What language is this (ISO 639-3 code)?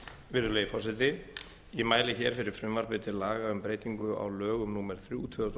isl